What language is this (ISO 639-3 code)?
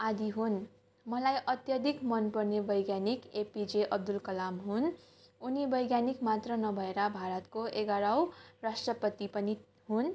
nep